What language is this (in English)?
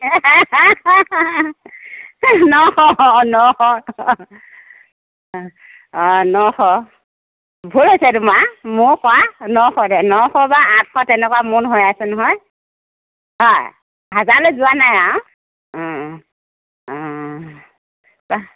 Assamese